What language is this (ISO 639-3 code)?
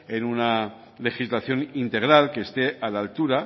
spa